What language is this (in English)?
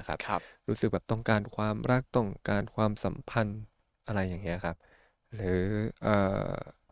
Thai